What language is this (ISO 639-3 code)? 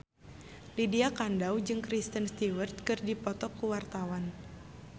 sun